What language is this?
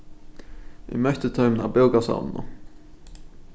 Faroese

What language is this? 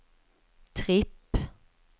Swedish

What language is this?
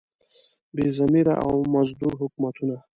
Pashto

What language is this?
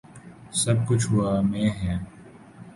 Urdu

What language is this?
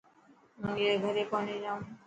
Dhatki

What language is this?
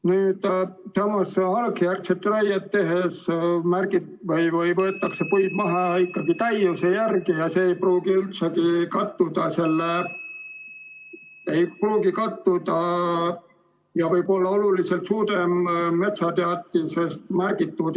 Estonian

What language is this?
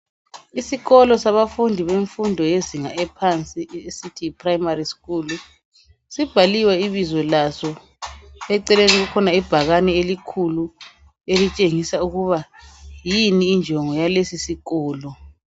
North Ndebele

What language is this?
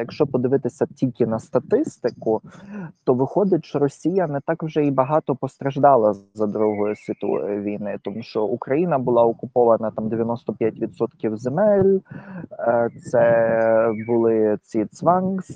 Ukrainian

